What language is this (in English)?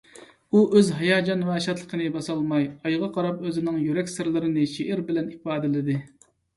Uyghur